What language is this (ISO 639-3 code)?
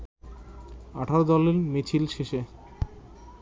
ben